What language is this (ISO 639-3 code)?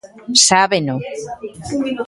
glg